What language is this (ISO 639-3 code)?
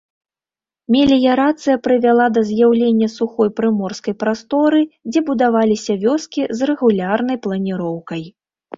bel